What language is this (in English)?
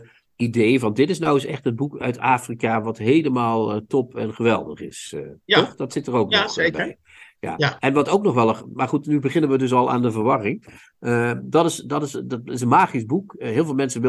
Dutch